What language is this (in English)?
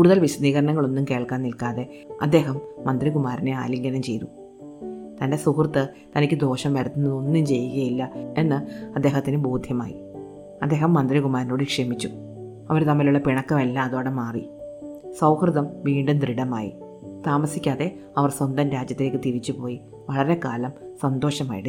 Malayalam